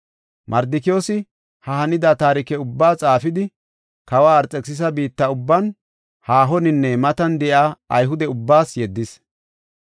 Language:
Gofa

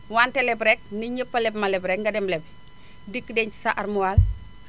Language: Wolof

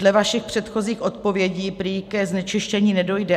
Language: Czech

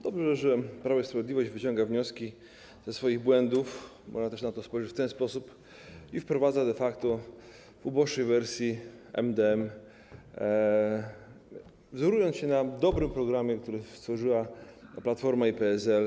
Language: Polish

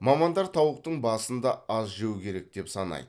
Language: Kazakh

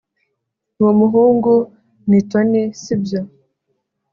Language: Kinyarwanda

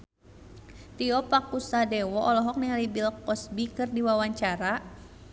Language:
Sundanese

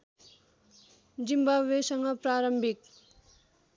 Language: Nepali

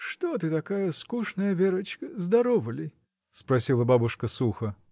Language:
Russian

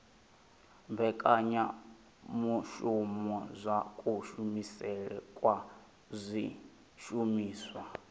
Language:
Venda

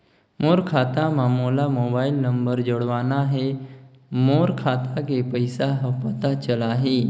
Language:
Chhattisgarhi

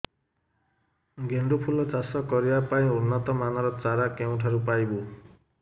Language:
Odia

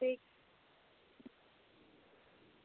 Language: Kashmiri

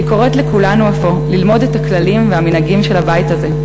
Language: Hebrew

